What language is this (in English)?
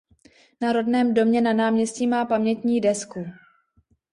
Czech